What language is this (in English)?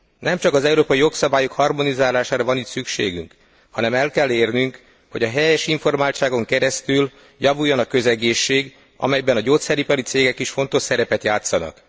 Hungarian